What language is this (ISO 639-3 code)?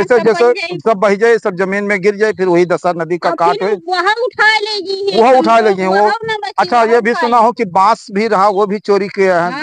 hin